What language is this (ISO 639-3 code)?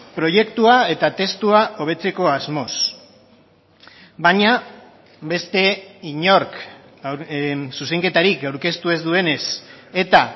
eus